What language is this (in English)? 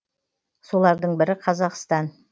Kazakh